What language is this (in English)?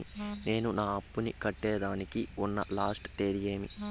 Telugu